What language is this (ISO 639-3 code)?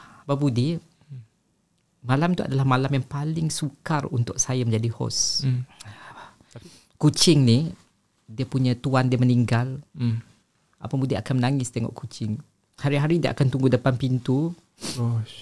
msa